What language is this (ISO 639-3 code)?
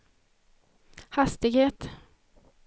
swe